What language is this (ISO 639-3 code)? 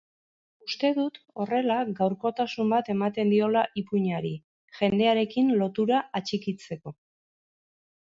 eus